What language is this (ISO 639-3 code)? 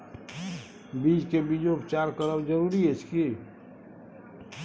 mai